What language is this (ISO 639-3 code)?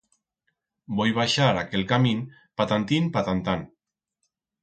arg